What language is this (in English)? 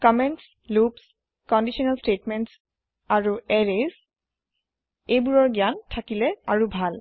Assamese